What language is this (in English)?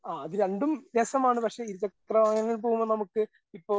Malayalam